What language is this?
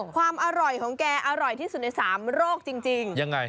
Thai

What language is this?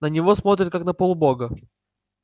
Russian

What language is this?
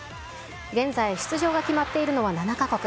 Japanese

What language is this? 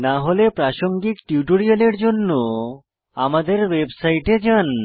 Bangla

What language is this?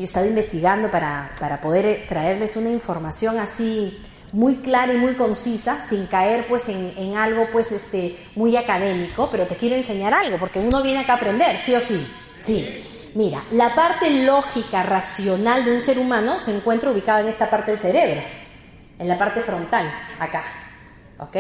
Spanish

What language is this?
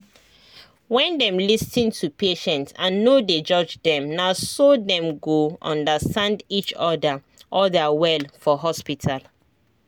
Nigerian Pidgin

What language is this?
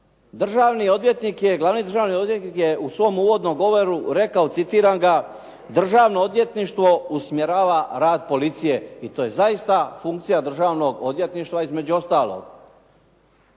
Croatian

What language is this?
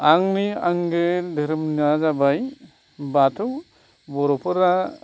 Bodo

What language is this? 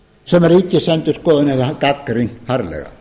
Icelandic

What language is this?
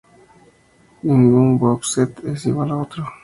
Spanish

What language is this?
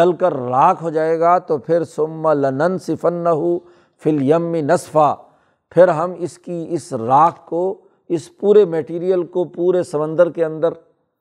Urdu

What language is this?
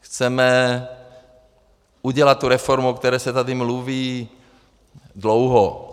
Czech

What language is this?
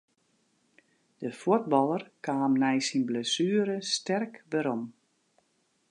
Western Frisian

